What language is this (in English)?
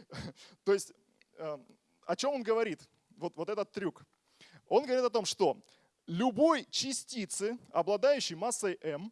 Russian